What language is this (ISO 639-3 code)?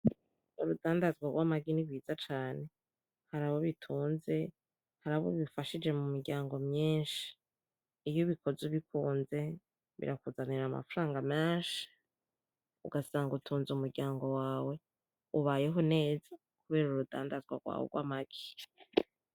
run